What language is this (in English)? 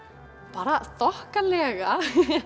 Icelandic